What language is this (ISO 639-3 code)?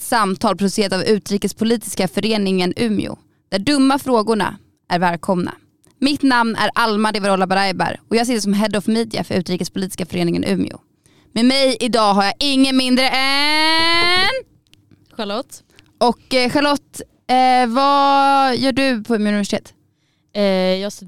swe